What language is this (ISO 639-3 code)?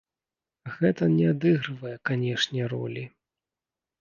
bel